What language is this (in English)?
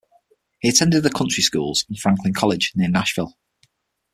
English